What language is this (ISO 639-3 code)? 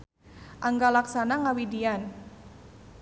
sun